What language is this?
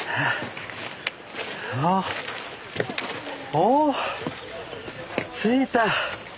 Japanese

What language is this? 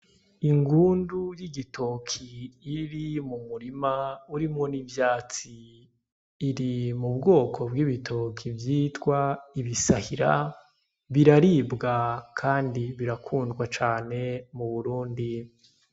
Rundi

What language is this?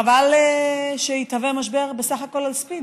Hebrew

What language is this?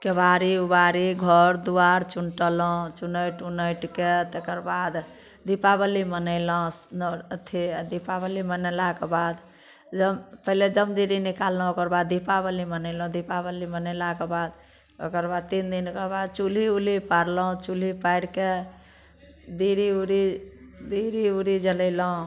Maithili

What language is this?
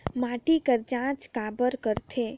Chhattisgarhi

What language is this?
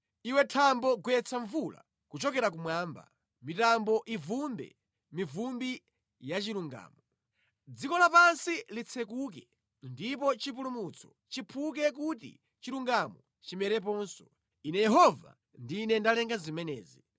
Nyanja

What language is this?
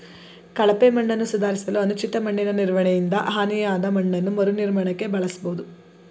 Kannada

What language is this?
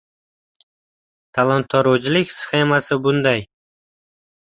Uzbek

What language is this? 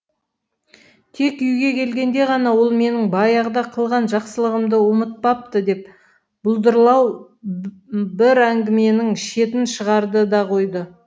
Kazakh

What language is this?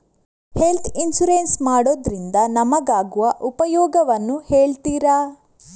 Kannada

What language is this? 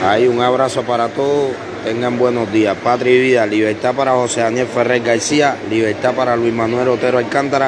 Spanish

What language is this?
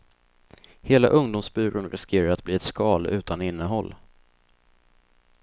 Swedish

